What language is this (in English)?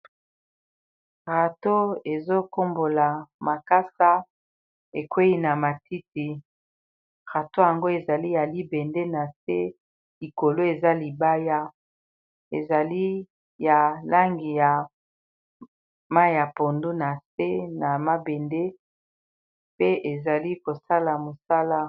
Lingala